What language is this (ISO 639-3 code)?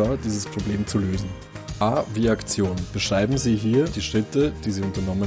deu